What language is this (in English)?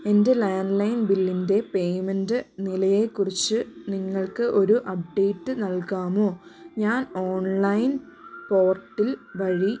Malayalam